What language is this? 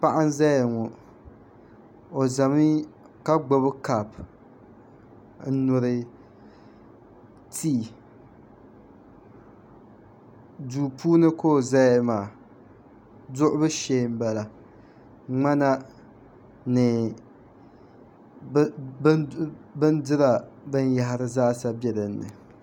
Dagbani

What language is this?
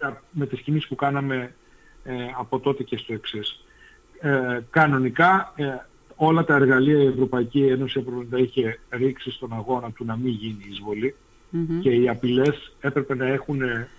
Greek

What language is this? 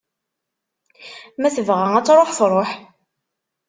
Kabyle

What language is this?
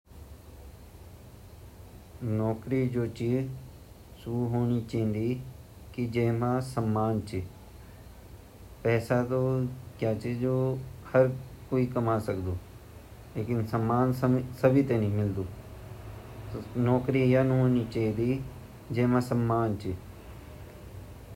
Garhwali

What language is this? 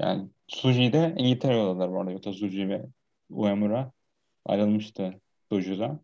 Turkish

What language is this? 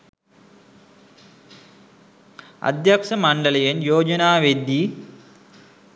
Sinhala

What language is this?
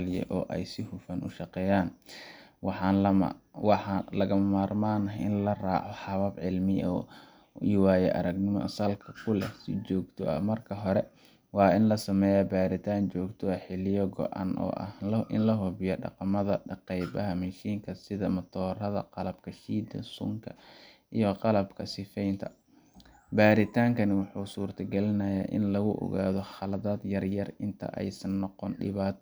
Somali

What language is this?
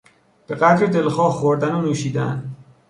Persian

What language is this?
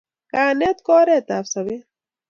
Kalenjin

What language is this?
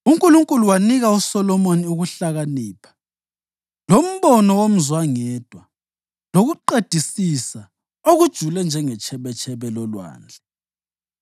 North Ndebele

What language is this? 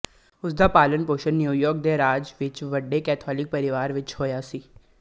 Punjabi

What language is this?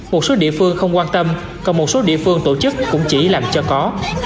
Vietnamese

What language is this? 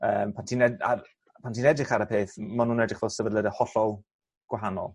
Welsh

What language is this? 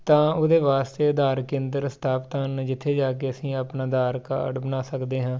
Punjabi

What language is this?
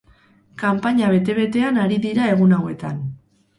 Basque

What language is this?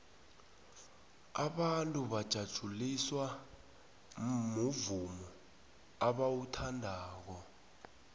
South Ndebele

